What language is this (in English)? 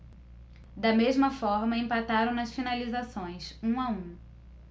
Portuguese